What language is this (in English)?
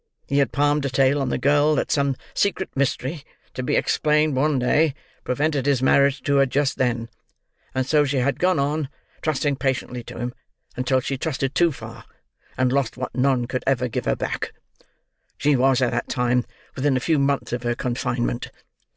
English